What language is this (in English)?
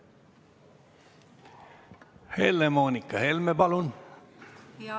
Estonian